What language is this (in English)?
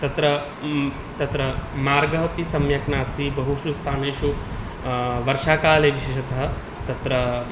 Sanskrit